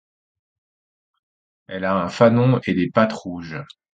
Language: French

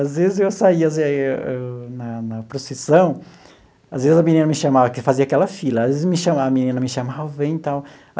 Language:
Portuguese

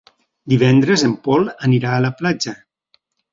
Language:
Catalan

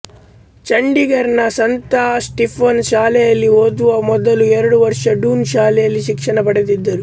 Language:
Kannada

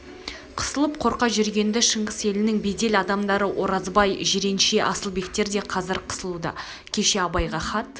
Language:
Kazakh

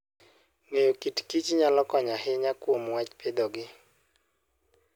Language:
Luo (Kenya and Tanzania)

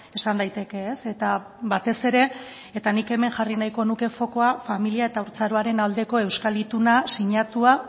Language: Basque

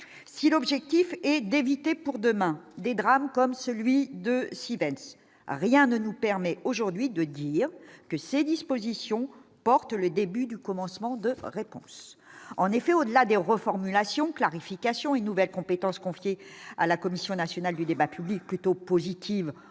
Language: French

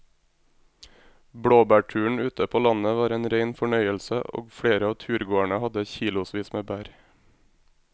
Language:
Norwegian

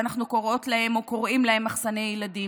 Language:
Hebrew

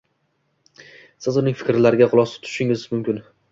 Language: Uzbek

